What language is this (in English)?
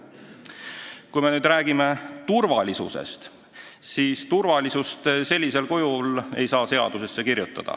Estonian